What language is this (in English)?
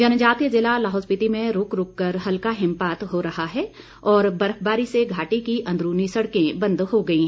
Hindi